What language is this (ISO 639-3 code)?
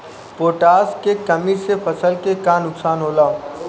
bho